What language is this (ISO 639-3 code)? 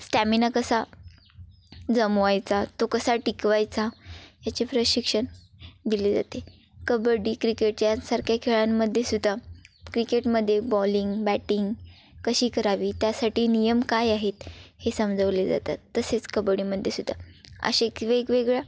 mar